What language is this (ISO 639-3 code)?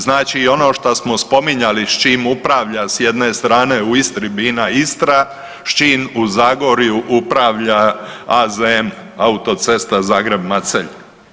hrv